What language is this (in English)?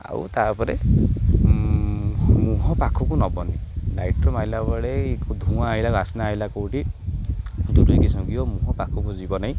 Odia